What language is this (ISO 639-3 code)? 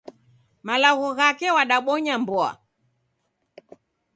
dav